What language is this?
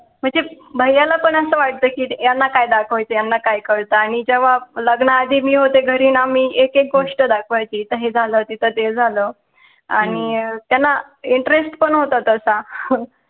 Marathi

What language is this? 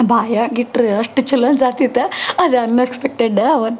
Kannada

